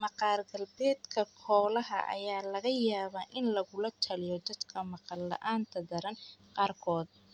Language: Somali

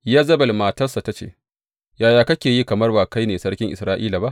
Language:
Hausa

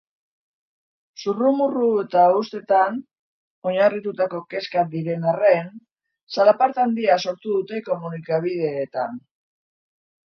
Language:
Basque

